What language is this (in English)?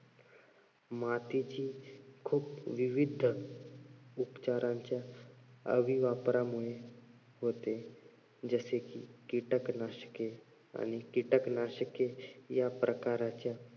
Marathi